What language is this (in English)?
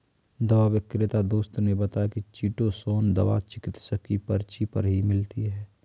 Hindi